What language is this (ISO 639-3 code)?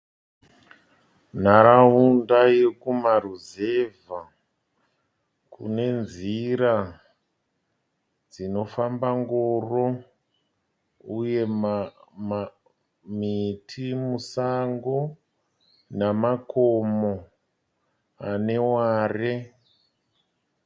sna